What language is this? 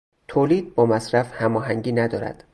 Persian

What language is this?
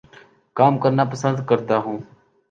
Urdu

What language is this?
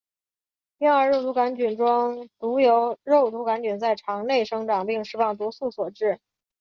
Chinese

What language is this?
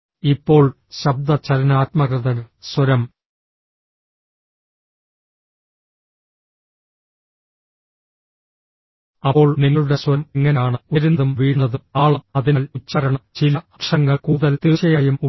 Malayalam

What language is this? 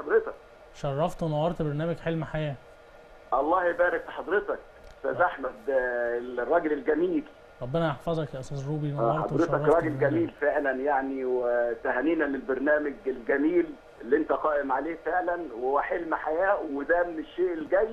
Arabic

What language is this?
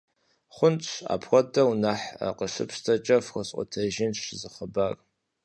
Kabardian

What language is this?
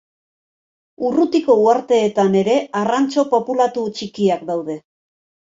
Basque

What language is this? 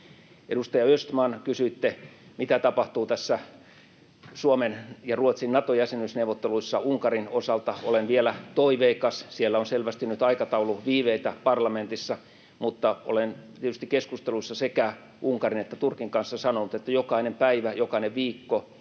Finnish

